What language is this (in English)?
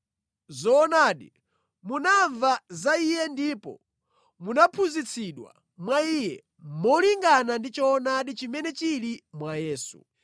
Nyanja